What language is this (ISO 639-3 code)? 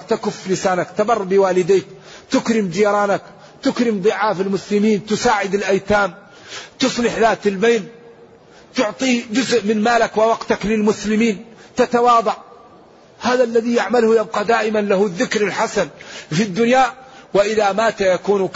ara